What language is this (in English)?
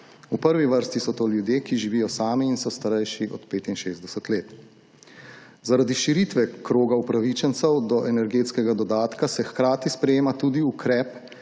Slovenian